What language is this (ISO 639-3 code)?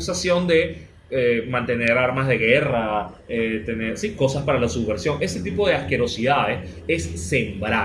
spa